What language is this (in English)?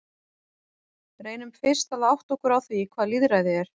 Icelandic